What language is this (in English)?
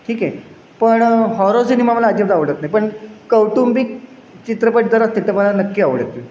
Marathi